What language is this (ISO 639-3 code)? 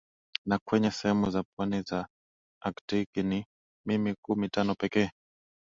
swa